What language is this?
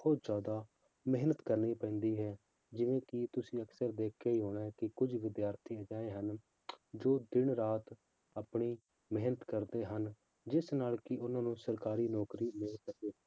Punjabi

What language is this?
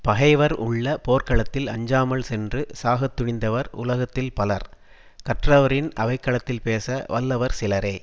Tamil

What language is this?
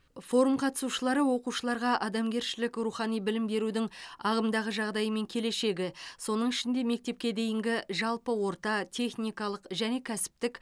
Kazakh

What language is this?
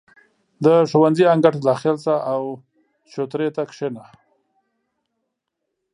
Pashto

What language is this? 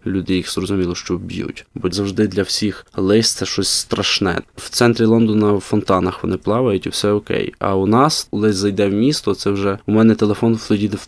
Ukrainian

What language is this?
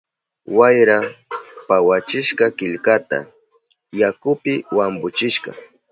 Southern Pastaza Quechua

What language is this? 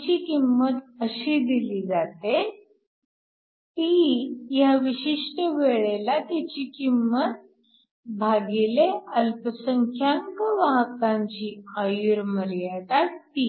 Marathi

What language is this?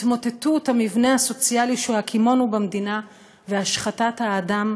Hebrew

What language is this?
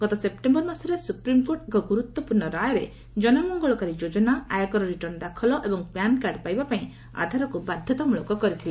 Odia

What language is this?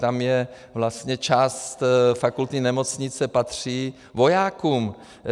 Czech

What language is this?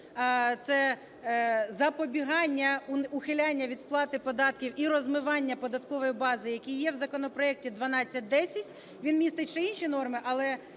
Ukrainian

